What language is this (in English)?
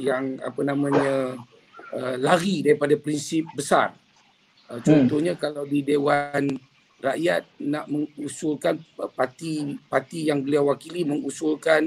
Malay